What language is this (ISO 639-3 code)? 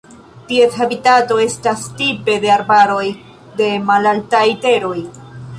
epo